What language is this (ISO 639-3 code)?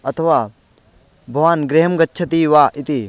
san